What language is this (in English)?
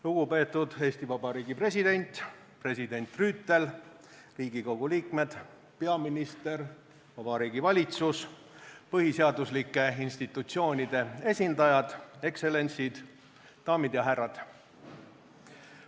Estonian